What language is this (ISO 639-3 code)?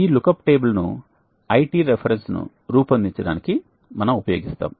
tel